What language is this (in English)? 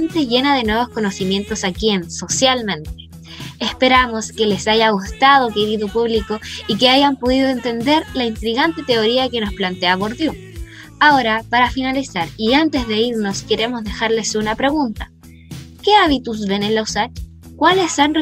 Spanish